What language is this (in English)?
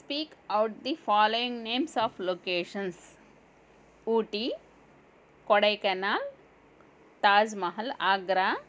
Telugu